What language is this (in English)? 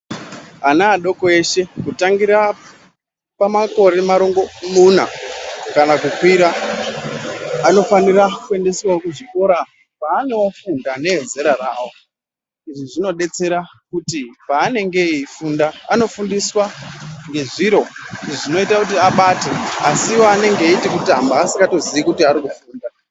Ndau